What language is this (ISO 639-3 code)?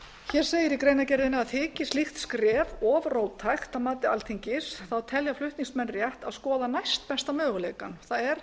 isl